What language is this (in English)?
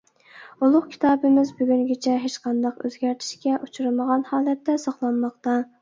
Uyghur